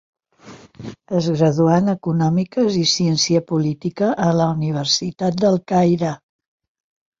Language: Catalan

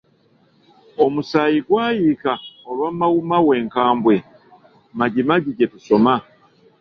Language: Ganda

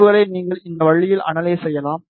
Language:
Tamil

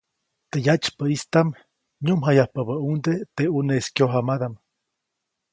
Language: Copainalá Zoque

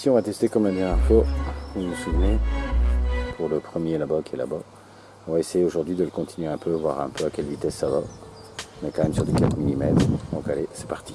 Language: French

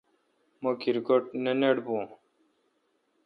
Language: Kalkoti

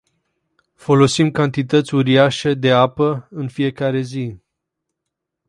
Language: Romanian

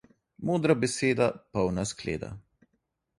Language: Slovenian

